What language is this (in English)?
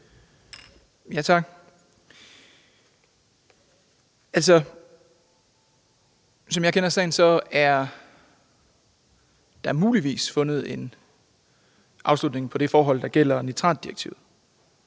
Danish